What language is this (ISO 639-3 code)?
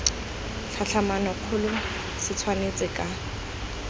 tsn